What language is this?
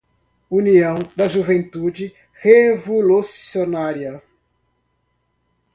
Portuguese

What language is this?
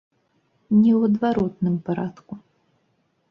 Belarusian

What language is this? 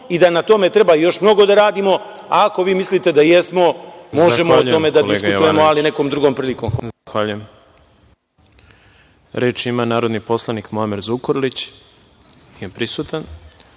Serbian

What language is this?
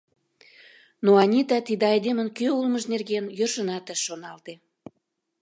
Mari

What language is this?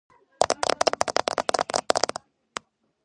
Georgian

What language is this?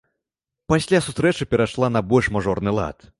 Belarusian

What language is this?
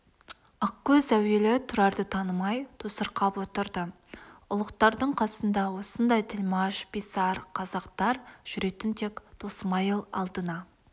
Kazakh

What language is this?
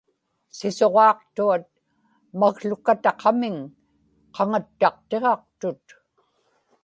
Inupiaq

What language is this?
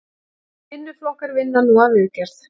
Icelandic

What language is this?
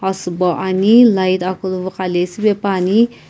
Sumi Naga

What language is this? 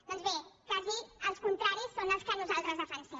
Catalan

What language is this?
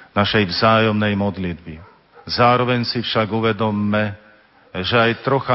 Slovak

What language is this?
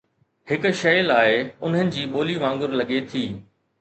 Sindhi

